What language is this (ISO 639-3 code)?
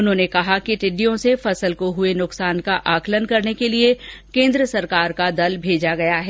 hin